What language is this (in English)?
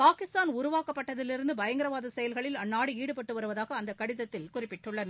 Tamil